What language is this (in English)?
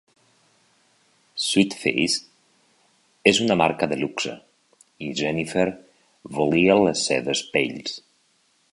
Catalan